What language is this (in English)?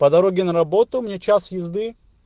Russian